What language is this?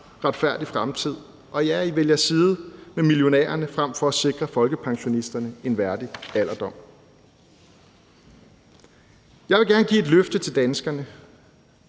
Danish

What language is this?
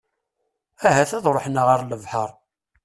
Kabyle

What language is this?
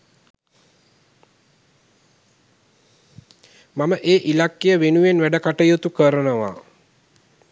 Sinhala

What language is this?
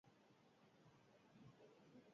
Basque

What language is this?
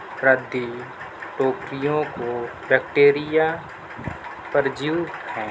Urdu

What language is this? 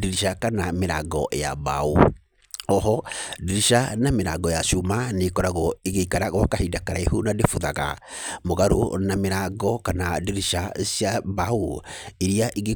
Kikuyu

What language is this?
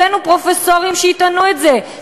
Hebrew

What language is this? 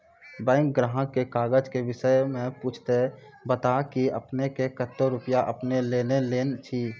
Maithili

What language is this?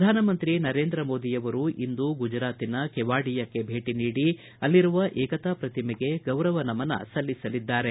Kannada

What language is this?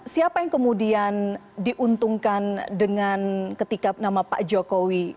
Indonesian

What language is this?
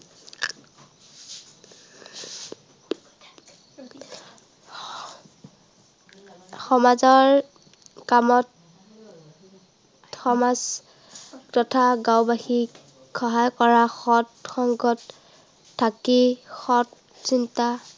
Assamese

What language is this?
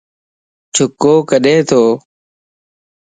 Lasi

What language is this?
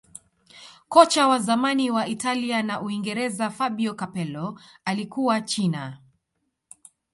Swahili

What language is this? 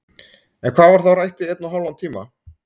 Icelandic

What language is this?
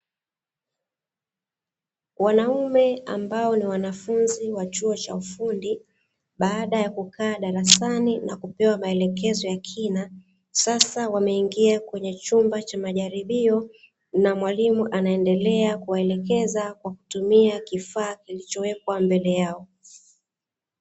Swahili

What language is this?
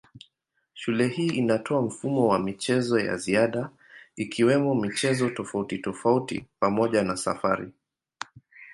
Swahili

